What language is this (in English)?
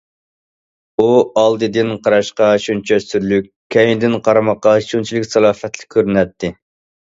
Uyghur